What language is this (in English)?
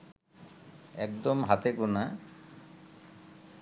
Bangla